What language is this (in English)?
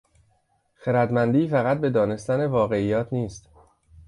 Persian